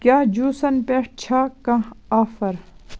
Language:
Kashmiri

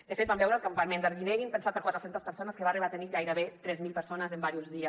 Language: Catalan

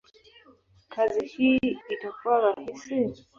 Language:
Swahili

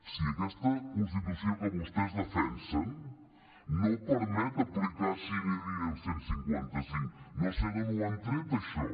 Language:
Catalan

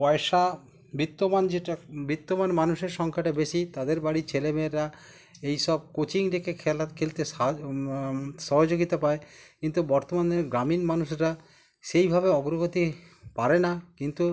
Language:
Bangla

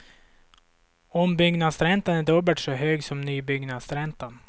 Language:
Swedish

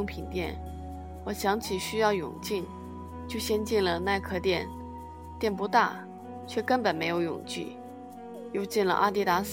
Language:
Chinese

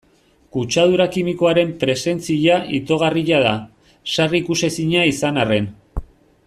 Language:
Basque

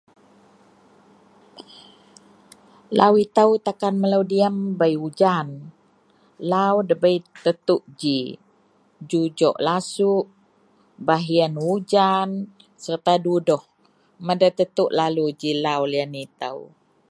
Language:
Central Melanau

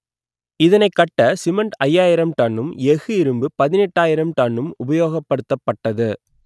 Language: Tamil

